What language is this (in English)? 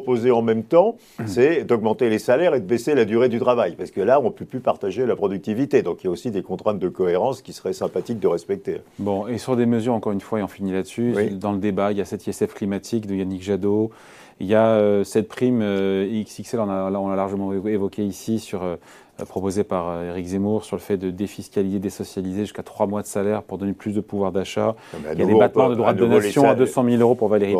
French